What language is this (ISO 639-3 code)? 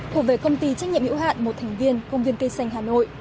vie